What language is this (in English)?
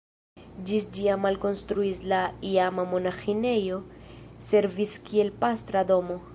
Esperanto